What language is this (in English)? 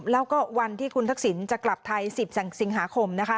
Thai